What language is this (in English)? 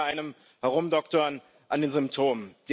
German